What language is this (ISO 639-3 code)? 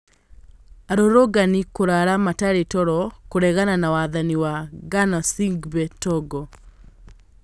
kik